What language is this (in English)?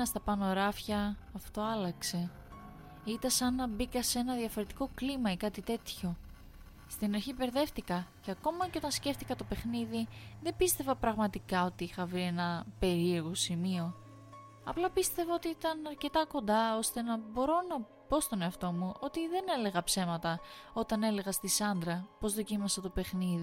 Greek